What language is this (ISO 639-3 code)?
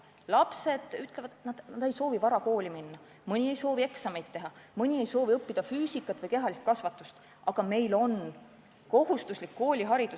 est